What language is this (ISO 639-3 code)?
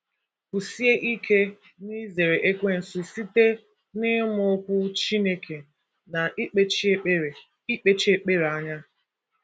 ibo